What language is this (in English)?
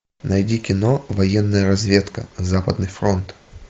Russian